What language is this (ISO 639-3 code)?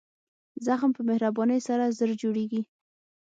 pus